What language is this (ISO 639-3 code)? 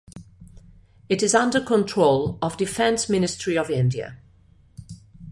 eng